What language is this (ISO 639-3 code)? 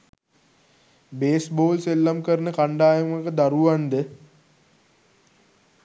sin